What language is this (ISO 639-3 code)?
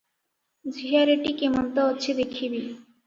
ori